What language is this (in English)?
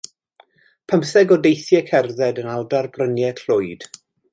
Welsh